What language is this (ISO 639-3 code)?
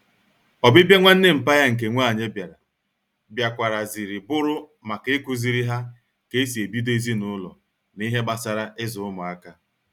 ibo